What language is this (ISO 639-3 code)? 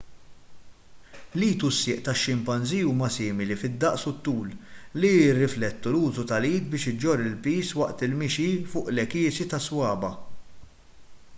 mlt